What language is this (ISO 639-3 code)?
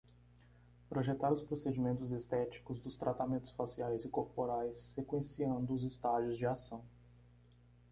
por